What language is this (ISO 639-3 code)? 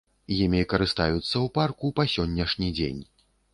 bel